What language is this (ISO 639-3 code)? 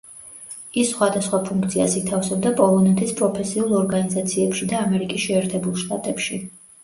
kat